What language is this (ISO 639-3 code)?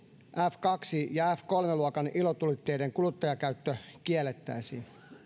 fin